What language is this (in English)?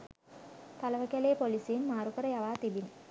Sinhala